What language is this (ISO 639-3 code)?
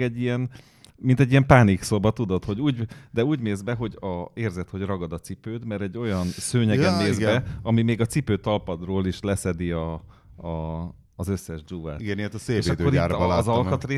hun